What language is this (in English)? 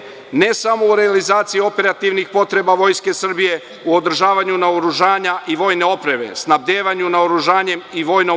Serbian